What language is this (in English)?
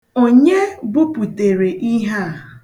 Igbo